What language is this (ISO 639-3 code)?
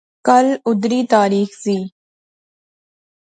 phr